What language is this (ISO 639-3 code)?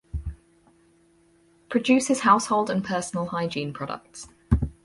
eng